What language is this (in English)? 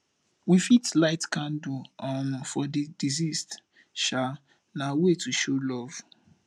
Nigerian Pidgin